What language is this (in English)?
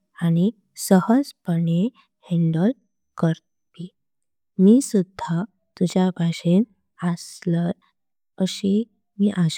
Konkani